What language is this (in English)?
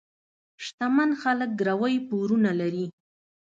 Pashto